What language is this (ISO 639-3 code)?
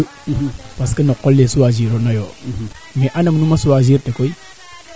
srr